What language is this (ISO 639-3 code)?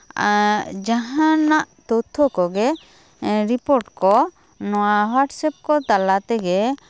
sat